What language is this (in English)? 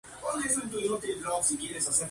Spanish